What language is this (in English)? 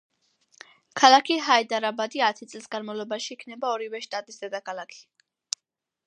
Georgian